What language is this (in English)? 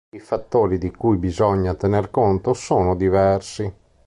Italian